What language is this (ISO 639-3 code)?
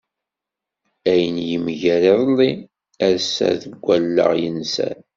kab